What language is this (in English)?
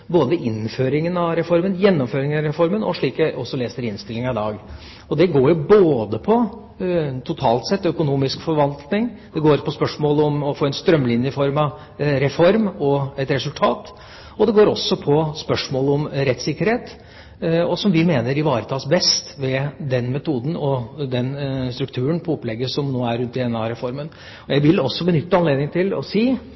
Norwegian Bokmål